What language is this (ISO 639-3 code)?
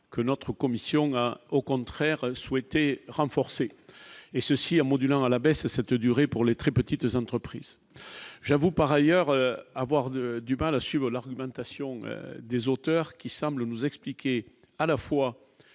fra